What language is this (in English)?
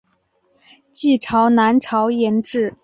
Chinese